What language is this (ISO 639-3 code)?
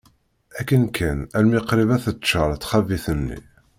kab